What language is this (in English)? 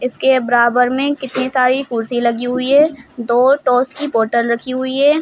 Hindi